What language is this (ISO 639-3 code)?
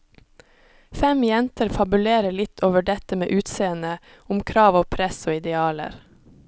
nor